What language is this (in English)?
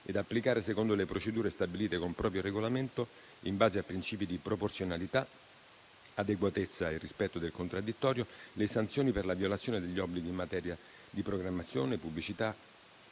Italian